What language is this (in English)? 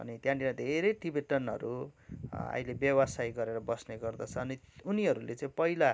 Nepali